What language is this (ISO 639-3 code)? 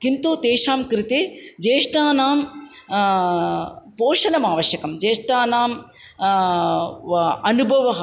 san